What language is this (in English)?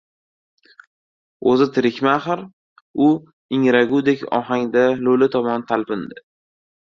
Uzbek